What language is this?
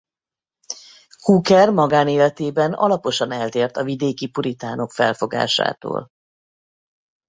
Hungarian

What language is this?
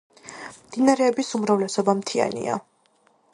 Georgian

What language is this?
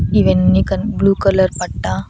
Telugu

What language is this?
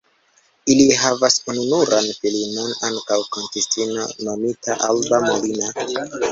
Esperanto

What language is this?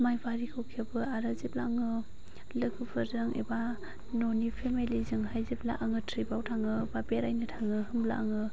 Bodo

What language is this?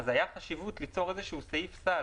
Hebrew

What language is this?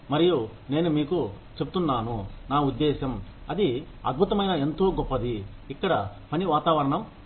Telugu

